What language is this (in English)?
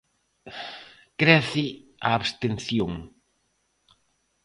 Galician